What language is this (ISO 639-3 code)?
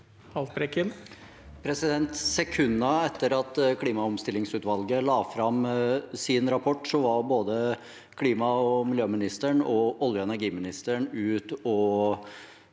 nor